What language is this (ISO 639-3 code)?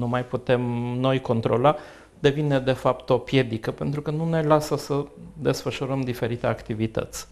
ron